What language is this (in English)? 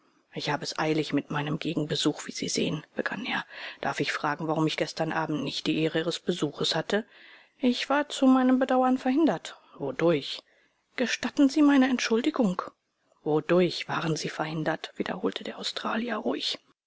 German